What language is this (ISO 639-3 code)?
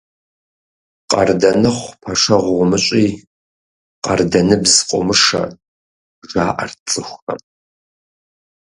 kbd